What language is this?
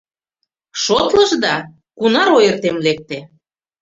Mari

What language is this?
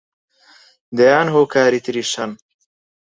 Central Kurdish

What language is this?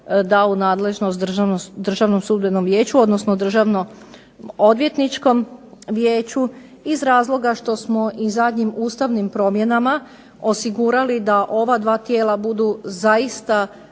Croatian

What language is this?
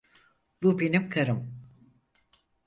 Turkish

